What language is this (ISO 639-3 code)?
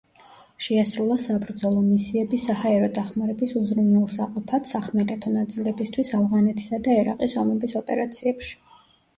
kat